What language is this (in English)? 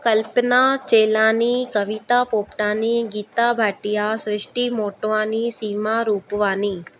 Sindhi